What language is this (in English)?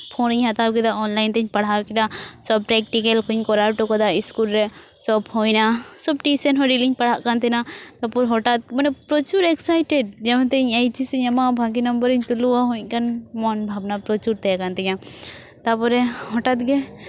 Santali